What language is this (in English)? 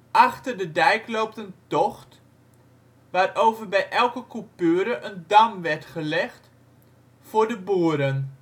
Dutch